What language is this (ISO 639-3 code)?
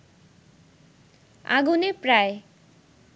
ben